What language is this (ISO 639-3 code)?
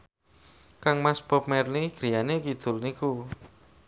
jav